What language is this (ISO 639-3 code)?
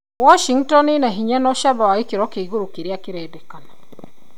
kik